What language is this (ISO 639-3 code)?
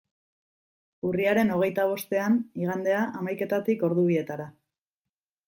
eus